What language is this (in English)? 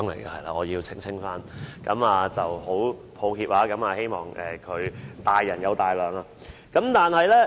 Cantonese